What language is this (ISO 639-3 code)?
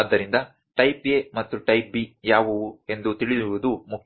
kan